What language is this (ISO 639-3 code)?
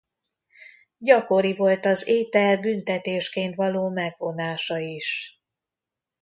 hun